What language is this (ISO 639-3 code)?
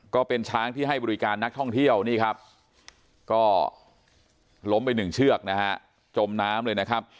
tha